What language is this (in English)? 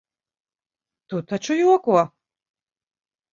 Latvian